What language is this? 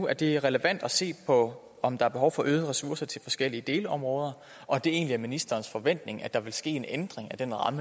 Danish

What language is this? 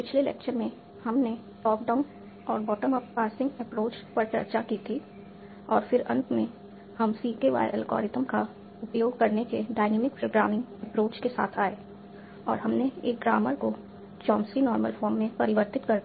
Hindi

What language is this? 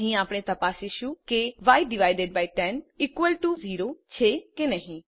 Gujarati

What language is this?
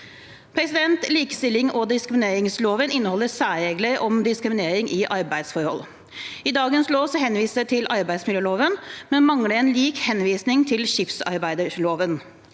Norwegian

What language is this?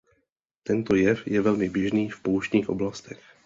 Czech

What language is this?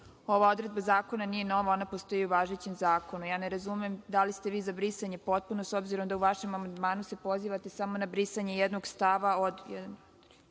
Serbian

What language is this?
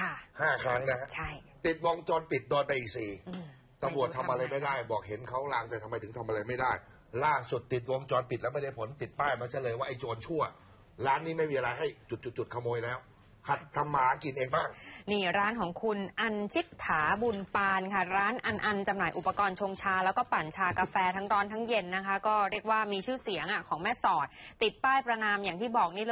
Thai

